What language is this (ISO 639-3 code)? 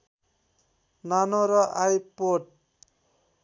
nep